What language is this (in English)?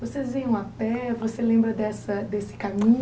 Portuguese